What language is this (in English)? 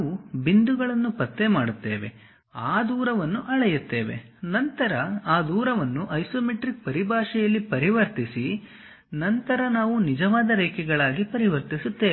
Kannada